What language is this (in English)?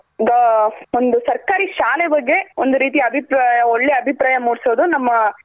Kannada